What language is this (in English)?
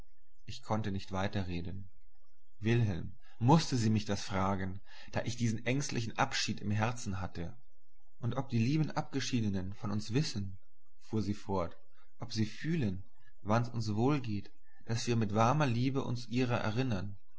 German